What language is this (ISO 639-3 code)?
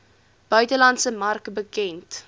afr